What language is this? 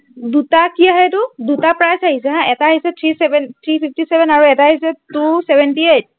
Assamese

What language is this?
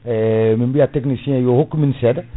Fula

